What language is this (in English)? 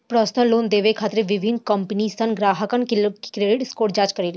Bhojpuri